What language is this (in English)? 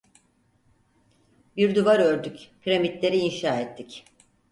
Turkish